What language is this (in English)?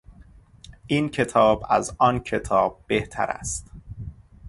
Persian